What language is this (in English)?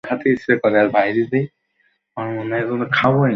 Bangla